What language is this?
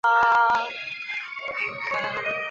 Chinese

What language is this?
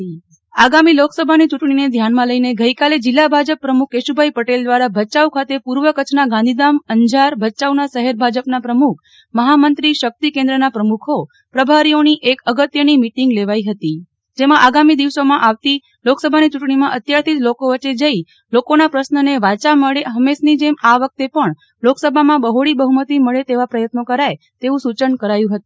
Gujarati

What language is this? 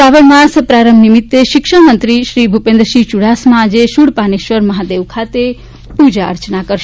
Gujarati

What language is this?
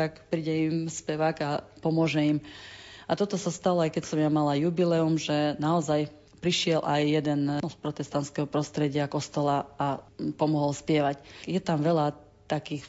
Slovak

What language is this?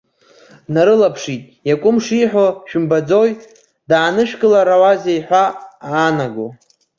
Abkhazian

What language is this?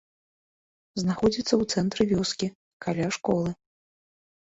Belarusian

